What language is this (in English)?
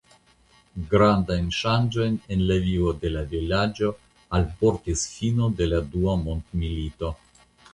Esperanto